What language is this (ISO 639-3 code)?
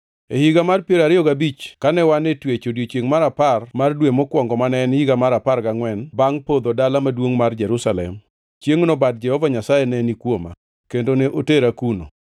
luo